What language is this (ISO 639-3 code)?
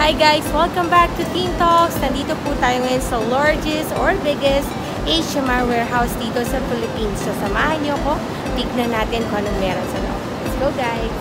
kor